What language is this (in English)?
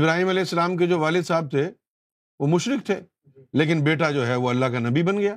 Urdu